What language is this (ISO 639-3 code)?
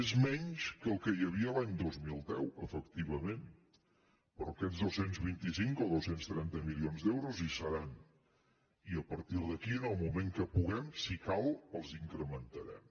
cat